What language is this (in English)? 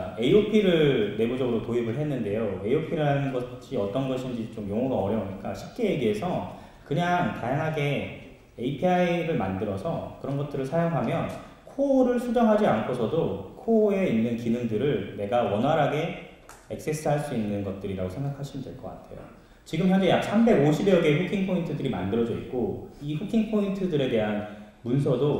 Korean